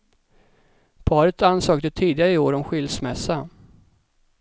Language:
Swedish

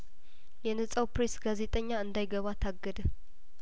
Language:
Amharic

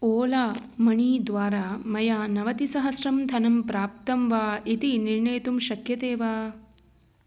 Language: Sanskrit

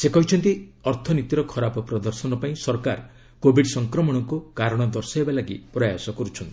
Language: Odia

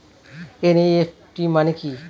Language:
Bangla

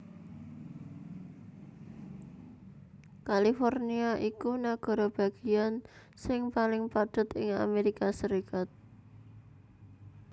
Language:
Javanese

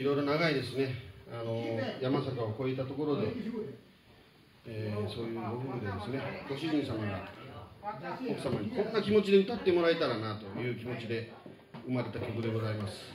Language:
Japanese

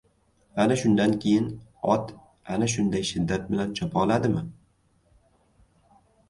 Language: Uzbek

